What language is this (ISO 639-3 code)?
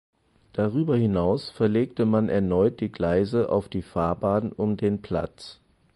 deu